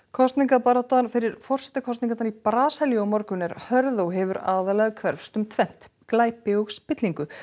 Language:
Icelandic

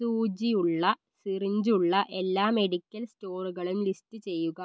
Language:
Malayalam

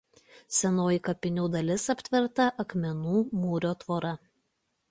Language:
Lithuanian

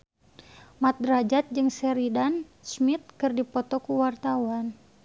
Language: Sundanese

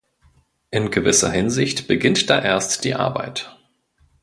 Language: German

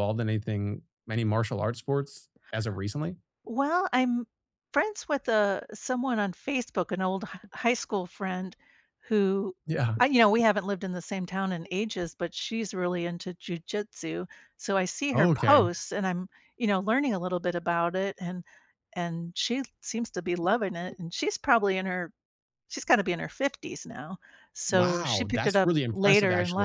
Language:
English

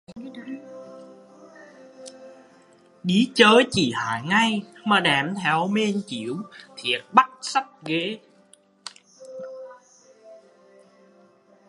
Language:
Vietnamese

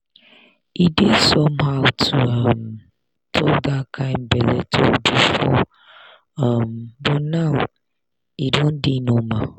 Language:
Nigerian Pidgin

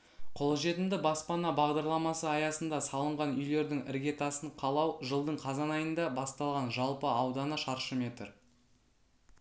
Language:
Kazakh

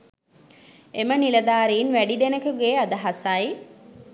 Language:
Sinhala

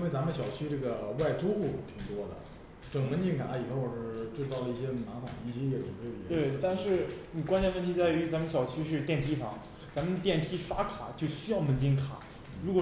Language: Chinese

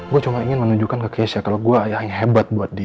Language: Indonesian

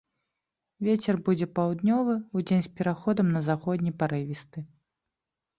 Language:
Belarusian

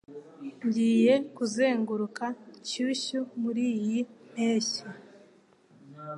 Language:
Kinyarwanda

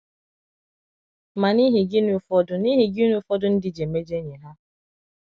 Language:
Igbo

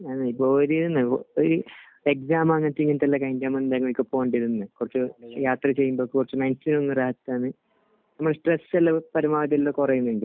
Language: Malayalam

